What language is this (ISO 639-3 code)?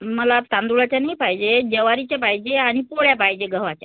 mar